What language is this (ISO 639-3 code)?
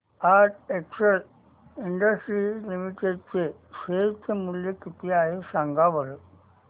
mar